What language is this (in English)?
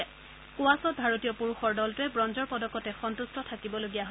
Assamese